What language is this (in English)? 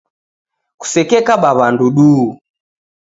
Taita